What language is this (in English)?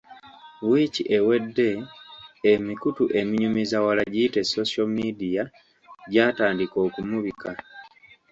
Ganda